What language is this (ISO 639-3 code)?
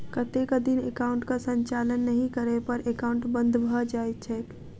mai